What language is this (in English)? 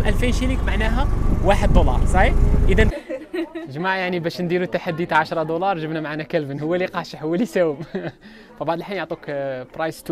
Arabic